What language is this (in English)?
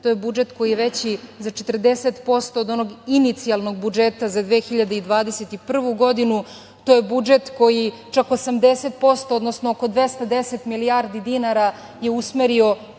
Serbian